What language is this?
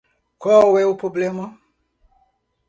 Portuguese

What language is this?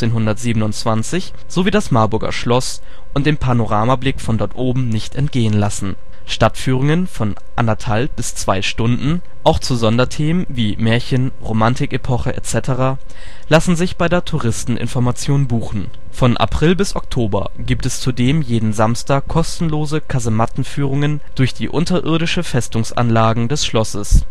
German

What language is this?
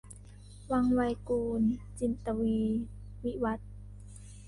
Thai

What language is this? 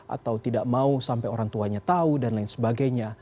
Indonesian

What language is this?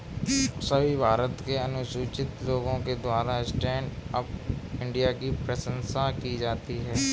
Hindi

